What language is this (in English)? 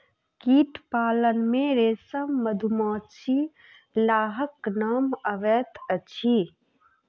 Maithili